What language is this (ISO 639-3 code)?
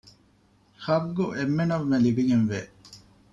div